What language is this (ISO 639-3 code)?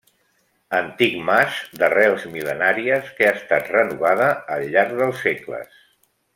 cat